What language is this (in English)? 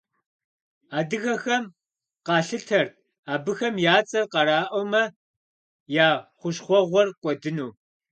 Kabardian